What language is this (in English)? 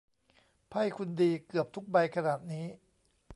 Thai